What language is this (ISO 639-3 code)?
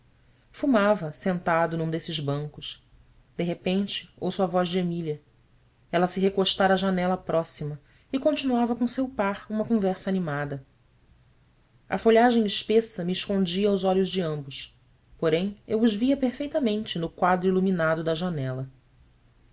por